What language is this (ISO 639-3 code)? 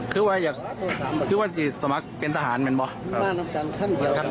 tha